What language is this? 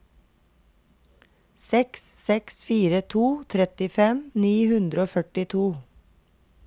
Norwegian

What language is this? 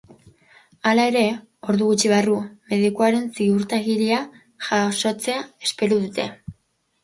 Basque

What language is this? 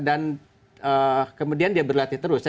Indonesian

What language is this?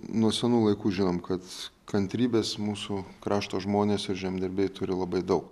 Lithuanian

